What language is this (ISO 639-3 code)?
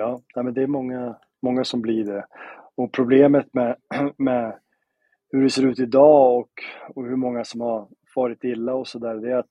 swe